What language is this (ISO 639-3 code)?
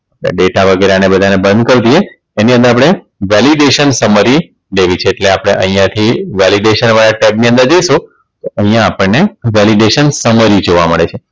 guj